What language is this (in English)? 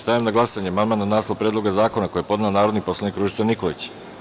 Serbian